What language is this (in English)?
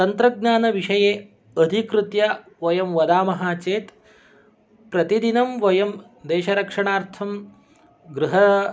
Sanskrit